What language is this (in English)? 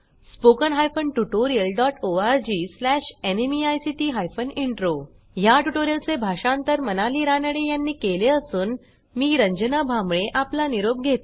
Marathi